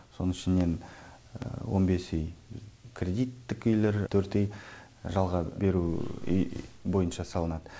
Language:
Kazakh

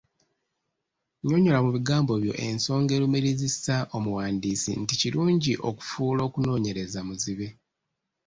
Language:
Ganda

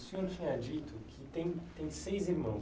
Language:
Portuguese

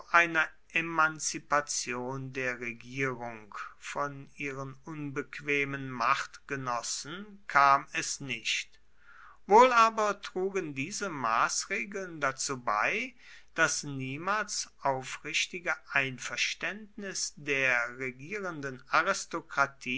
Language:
German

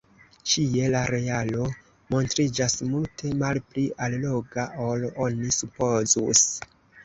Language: Esperanto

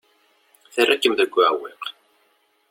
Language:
Kabyle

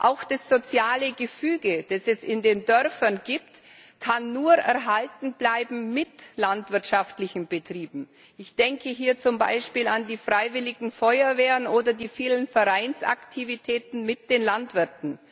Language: German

